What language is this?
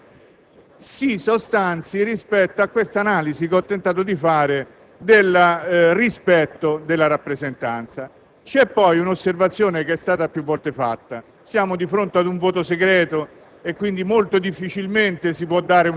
Italian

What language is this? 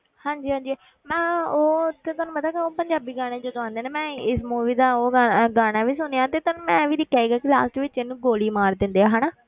Punjabi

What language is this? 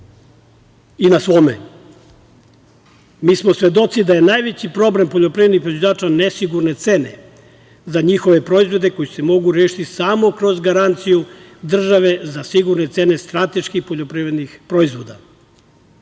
Serbian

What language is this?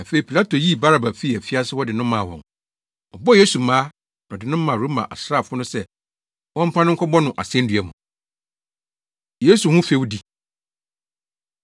Akan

